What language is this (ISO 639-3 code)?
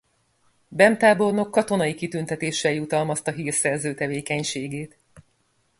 hun